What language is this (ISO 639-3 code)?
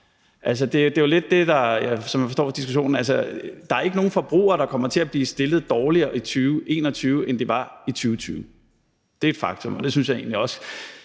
dan